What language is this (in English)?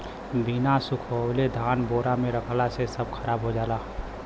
Bhojpuri